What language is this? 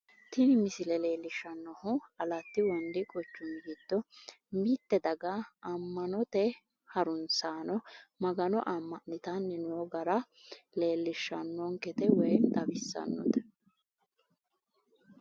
Sidamo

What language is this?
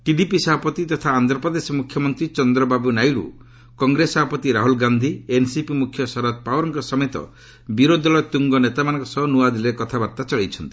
Odia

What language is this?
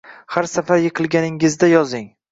Uzbek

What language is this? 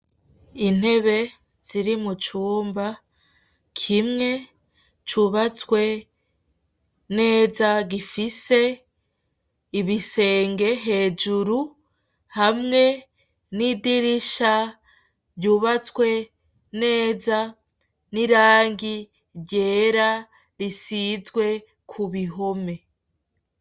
Rundi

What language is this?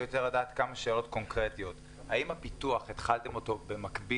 Hebrew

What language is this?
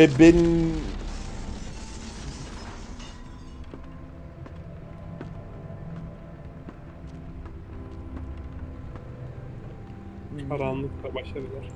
Turkish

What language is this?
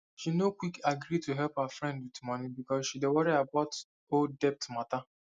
Nigerian Pidgin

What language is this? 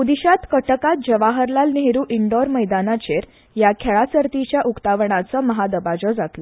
Konkani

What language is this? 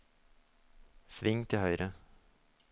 Norwegian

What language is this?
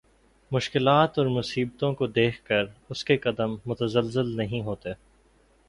Urdu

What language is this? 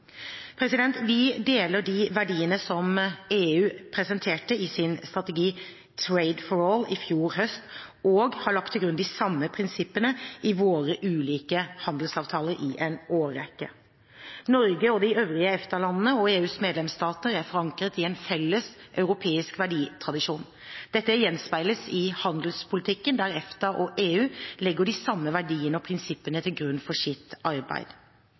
Norwegian Bokmål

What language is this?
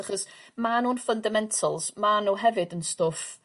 Welsh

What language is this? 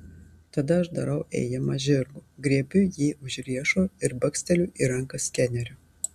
Lithuanian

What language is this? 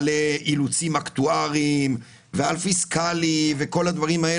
Hebrew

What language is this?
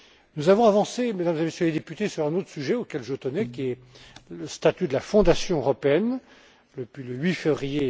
French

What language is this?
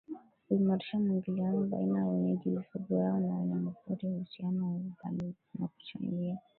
Swahili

